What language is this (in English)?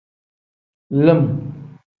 Tem